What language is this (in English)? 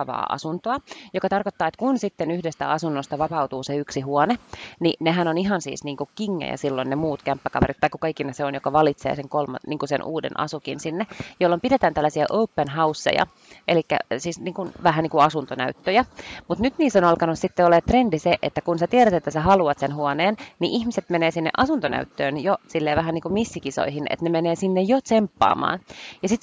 Finnish